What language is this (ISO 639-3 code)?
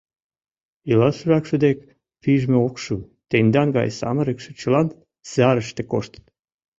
chm